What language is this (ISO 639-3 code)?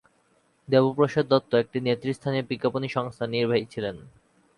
ben